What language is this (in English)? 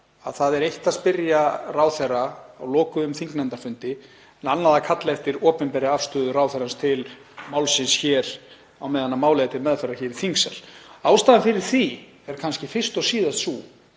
Icelandic